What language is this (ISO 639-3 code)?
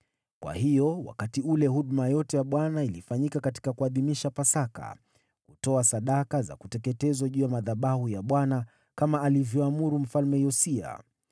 swa